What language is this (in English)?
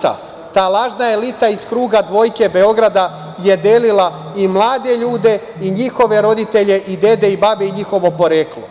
Serbian